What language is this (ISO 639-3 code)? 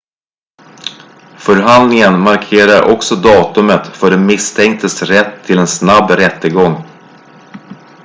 swe